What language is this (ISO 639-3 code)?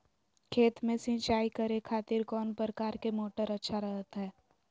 mag